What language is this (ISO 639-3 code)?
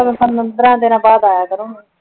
pan